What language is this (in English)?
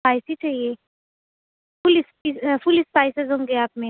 Urdu